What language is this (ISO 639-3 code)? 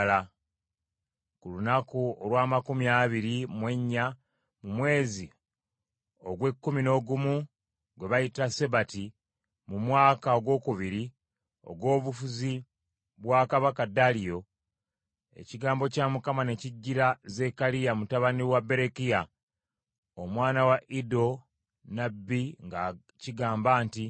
lug